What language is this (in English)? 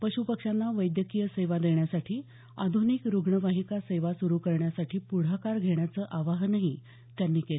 Marathi